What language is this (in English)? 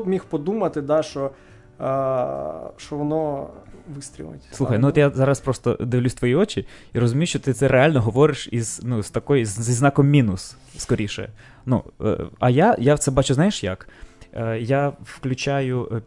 Ukrainian